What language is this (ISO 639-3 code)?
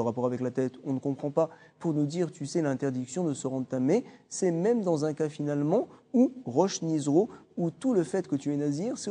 fra